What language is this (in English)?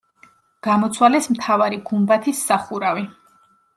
Georgian